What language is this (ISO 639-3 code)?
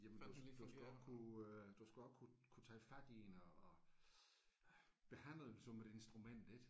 dan